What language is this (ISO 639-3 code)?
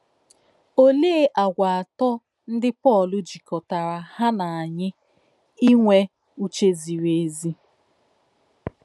ibo